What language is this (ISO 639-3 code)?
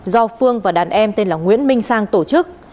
vie